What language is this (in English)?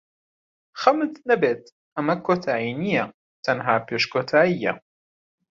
Central Kurdish